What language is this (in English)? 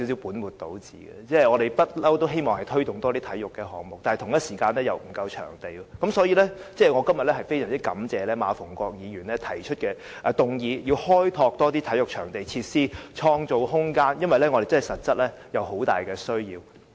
Cantonese